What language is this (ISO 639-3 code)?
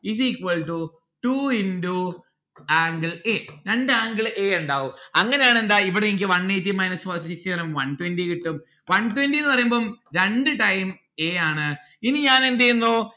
mal